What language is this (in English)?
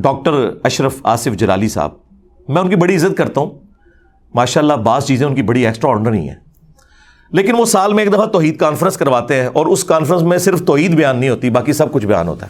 Urdu